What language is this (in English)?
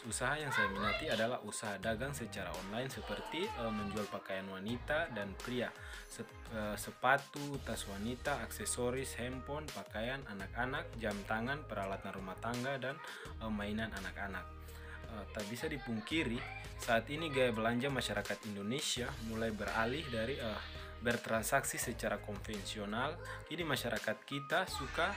Indonesian